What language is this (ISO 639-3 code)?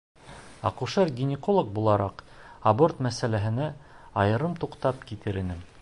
bak